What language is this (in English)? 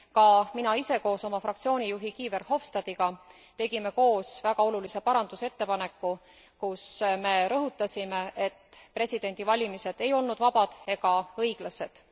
Estonian